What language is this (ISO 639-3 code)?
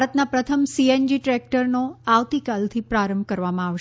guj